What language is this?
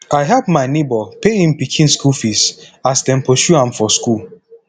Nigerian Pidgin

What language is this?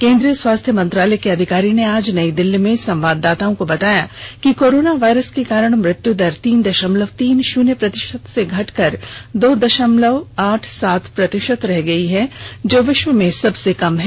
Hindi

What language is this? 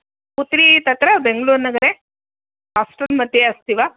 Sanskrit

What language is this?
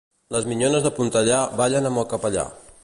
Catalan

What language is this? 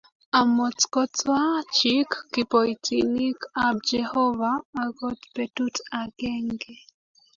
Kalenjin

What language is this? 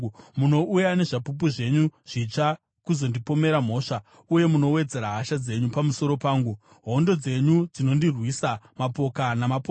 Shona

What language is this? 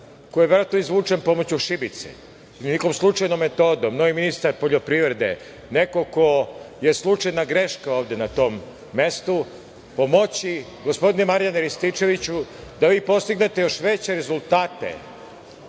Serbian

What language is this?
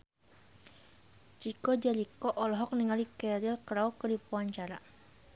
Sundanese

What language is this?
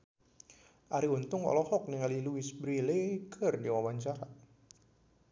Sundanese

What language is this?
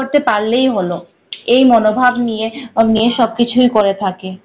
Bangla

